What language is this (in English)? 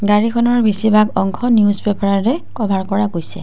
Assamese